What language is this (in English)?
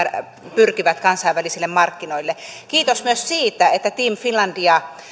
Finnish